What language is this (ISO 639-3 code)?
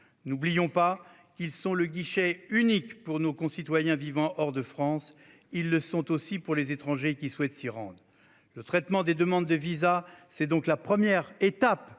fra